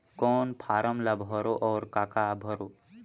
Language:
Chhattisgarhi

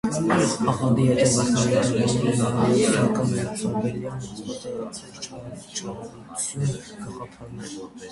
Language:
Armenian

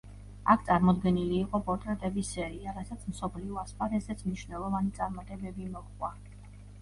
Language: Georgian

